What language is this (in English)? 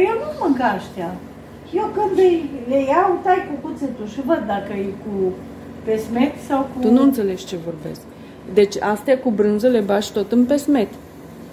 Romanian